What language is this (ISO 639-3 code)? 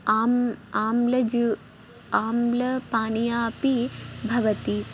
san